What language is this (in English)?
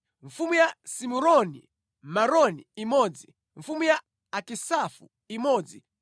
Nyanja